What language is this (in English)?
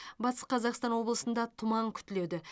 Kazakh